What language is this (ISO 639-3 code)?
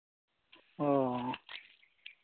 sat